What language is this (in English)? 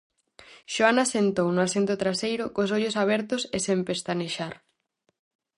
Galician